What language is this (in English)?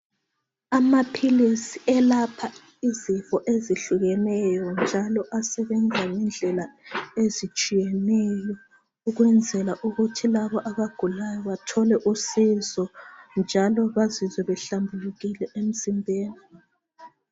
North Ndebele